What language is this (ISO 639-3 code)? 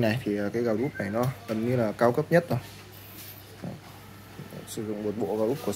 vie